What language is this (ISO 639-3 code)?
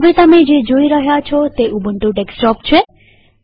guj